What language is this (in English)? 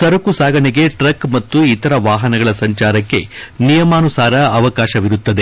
Kannada